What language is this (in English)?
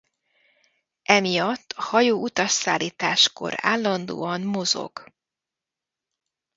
Hungarian